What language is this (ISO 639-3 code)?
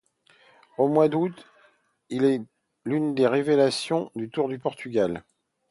fra